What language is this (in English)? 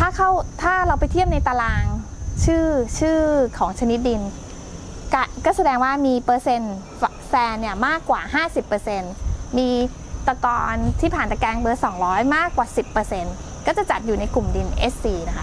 Thai